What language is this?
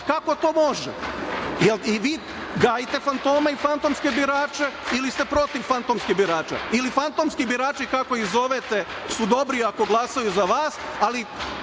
Serbian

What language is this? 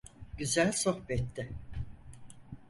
Turkish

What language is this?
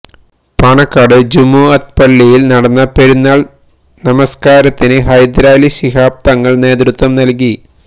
Malayalam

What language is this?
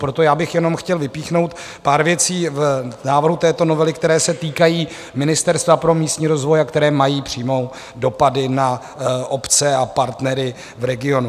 Czech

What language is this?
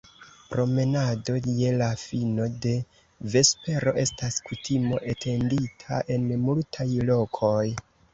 Esperanto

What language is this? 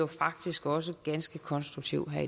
Danish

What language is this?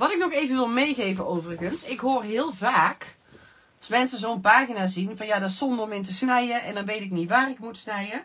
Dutch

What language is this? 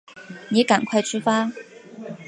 Chinese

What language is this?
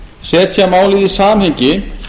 Icelandic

